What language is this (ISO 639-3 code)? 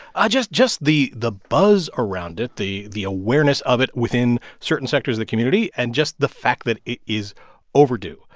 eng